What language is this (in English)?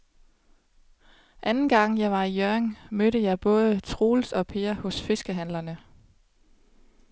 Danish